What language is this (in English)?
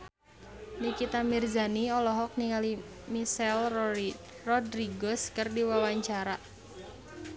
Sundanese